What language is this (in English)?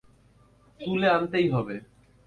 Bangla